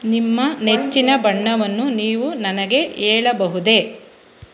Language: Kannada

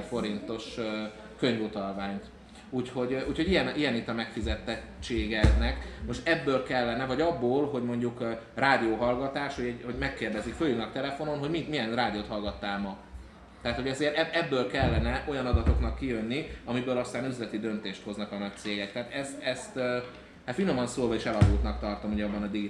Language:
Hungarian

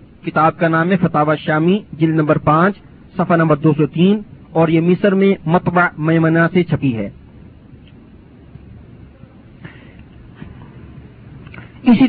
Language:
Urdu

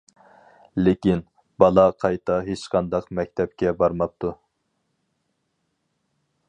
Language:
Uyghur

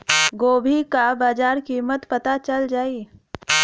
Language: Bhojpuri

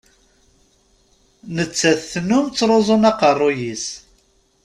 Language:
Kabyle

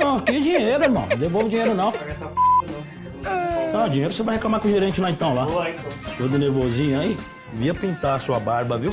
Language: Portuguese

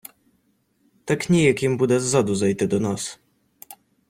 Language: Ukrainian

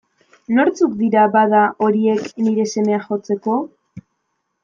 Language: Basque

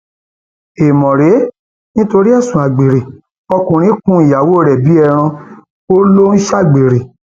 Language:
Yoruba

